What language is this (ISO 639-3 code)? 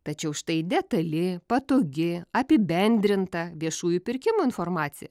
lit